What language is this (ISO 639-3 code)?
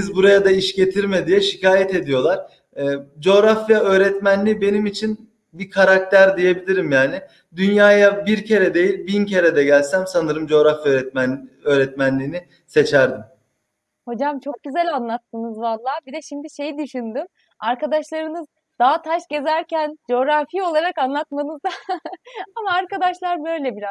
tur